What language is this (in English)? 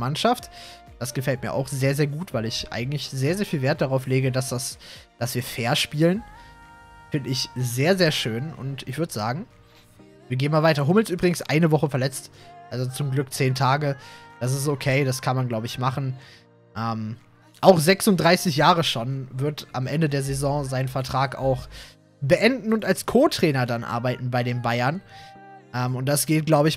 German